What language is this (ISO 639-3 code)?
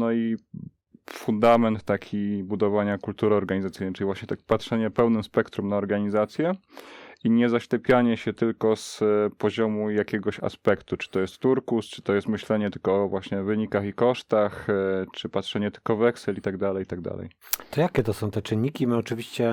pol